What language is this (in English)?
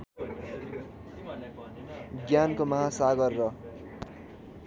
Nepali